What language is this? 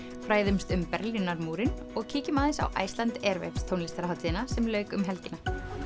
Icelandic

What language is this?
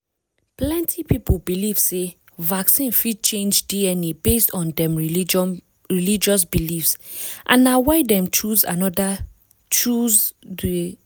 Nigerian Pidgin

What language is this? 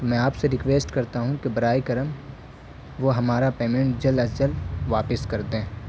Urdu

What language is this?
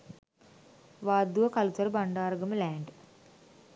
Sinhala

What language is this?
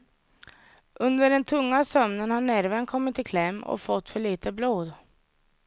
Swedish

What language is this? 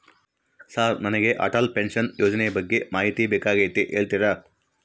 Kannada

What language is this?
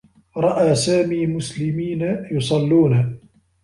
Arabic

